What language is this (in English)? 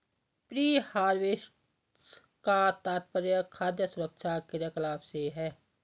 Hindi